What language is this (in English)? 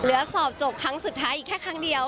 Thai